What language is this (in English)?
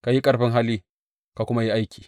Hausa